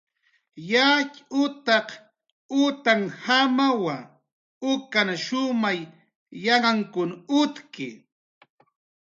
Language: Jaqaru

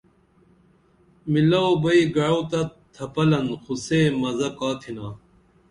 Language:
Dameli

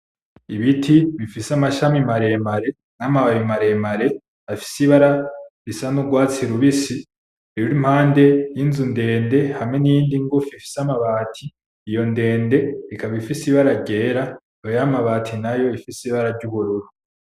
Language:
Rundi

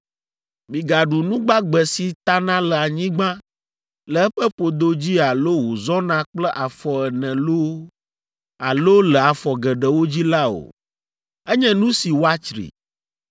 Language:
Ewe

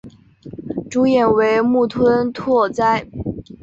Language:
Chinese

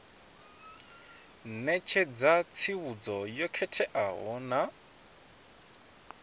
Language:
Venda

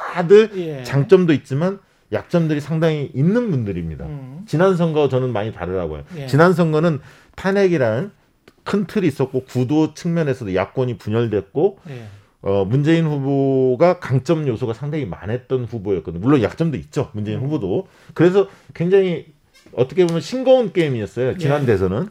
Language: Korean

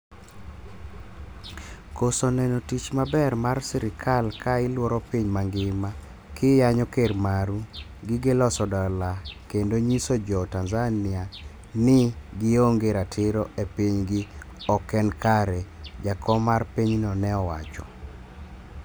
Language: Luo (Kenya and Tanzania)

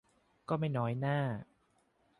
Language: Thai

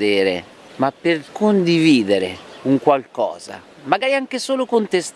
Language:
Italian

